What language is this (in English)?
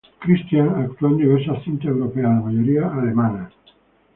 Spanish